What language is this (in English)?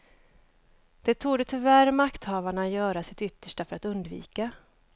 Swedish